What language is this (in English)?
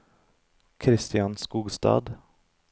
Norwegian